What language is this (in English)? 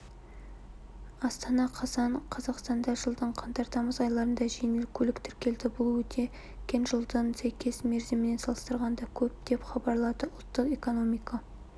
Kazakh